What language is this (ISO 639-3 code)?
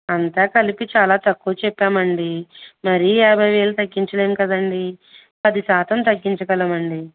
tel